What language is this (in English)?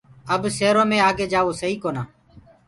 Gurgula